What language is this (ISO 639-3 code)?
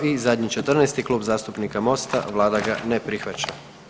hrv